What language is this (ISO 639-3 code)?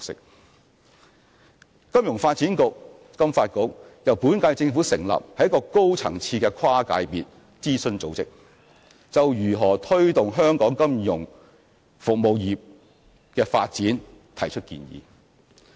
yue